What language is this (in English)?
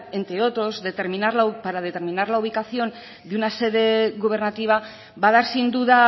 Spanish